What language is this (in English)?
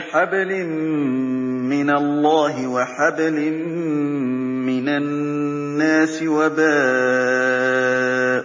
Arabic